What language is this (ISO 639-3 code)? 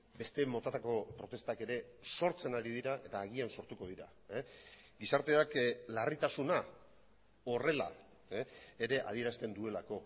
eus